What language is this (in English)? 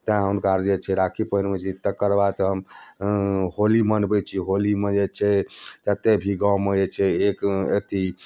Maithili